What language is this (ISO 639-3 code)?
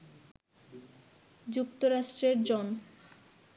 ben